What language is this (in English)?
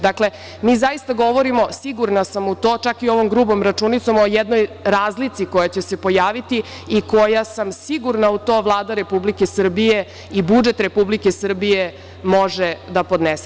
Serbian